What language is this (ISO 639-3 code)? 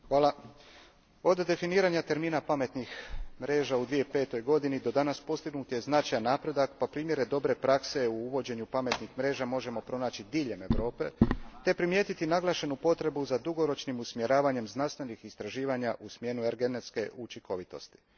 hrv